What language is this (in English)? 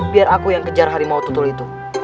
Indonesian